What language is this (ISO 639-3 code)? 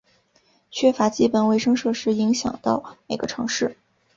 zho